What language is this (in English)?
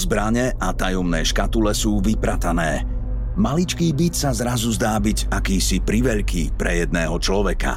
Slovak